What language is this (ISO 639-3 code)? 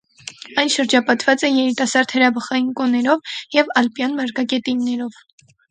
hye